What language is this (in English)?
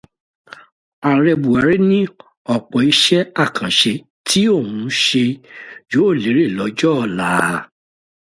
Yoruba